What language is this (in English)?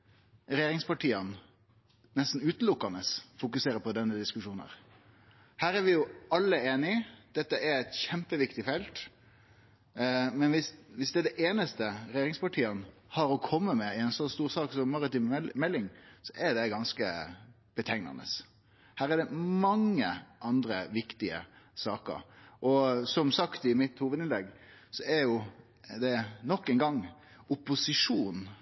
Norwegian Nynorsk